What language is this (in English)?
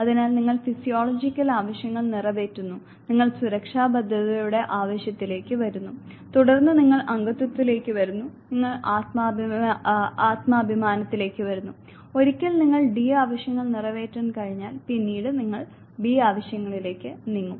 Malayalam